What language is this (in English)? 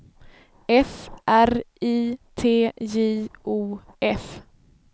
Swedish